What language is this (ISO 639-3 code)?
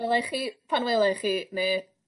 cym